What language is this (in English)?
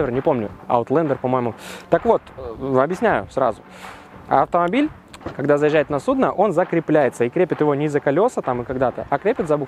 Russian